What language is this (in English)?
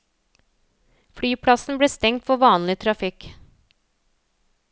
Norwegian